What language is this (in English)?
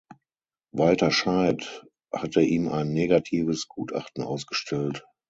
German